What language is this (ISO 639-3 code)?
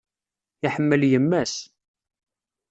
kab